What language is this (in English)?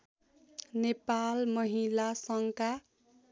Nepali